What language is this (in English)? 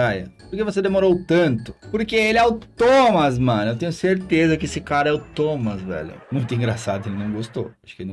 Portuguese